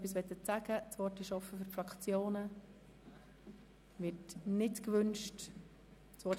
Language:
Swiss German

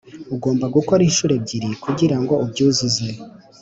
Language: Kinyarwanda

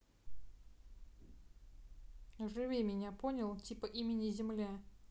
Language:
Russian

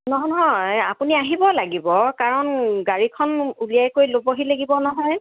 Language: Assamese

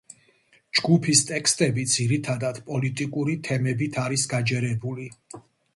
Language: Georgian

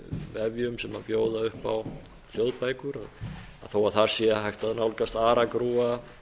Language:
Icelandic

